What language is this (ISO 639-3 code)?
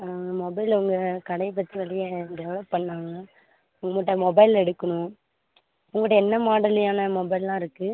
tam